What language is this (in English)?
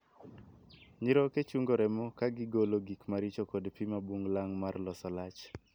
Luo (Kenya and Tanzania)